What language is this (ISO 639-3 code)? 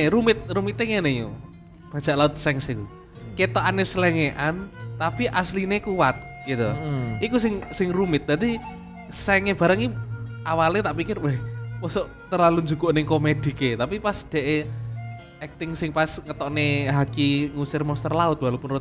ind